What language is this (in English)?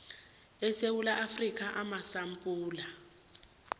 South Ndebele